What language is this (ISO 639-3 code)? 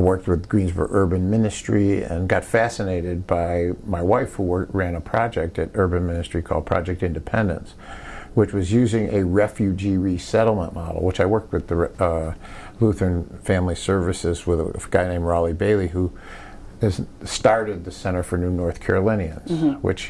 eng